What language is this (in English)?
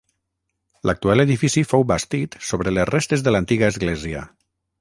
Catalan